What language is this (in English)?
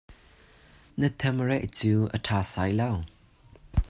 Hakha Chin